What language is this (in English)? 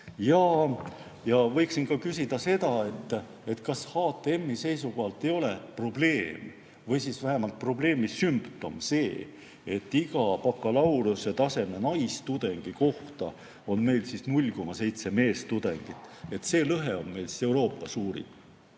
Estonian